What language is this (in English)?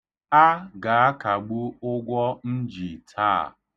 Igbo